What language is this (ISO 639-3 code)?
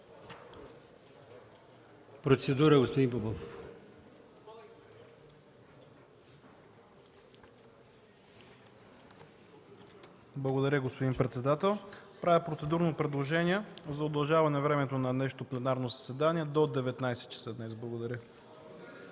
bul